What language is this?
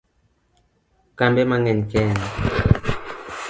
Luo (Kenya and Tanzania)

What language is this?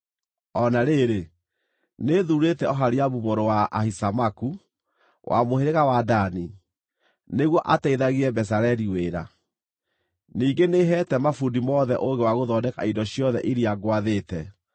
Kikuyu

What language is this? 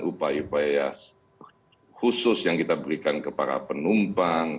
Indonesian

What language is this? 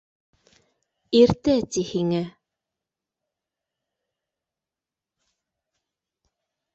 Bashkir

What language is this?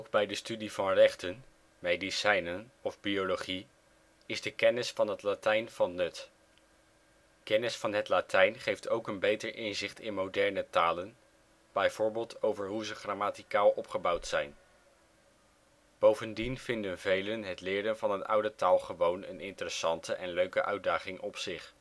Dutch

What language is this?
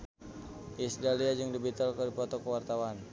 Sundanese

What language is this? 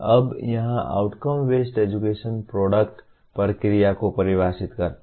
Hindi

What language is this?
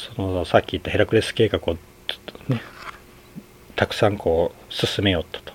Japanese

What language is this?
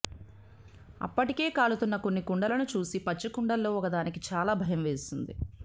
Telugu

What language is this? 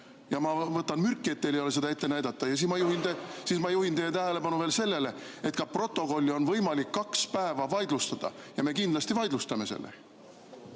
Estonian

